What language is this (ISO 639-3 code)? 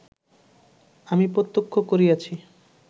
ben